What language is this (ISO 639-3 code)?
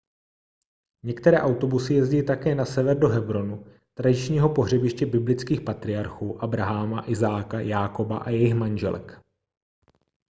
ces